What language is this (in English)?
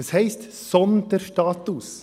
Swiss German